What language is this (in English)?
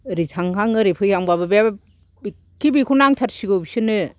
Bodo